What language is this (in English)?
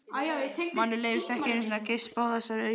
Icelandic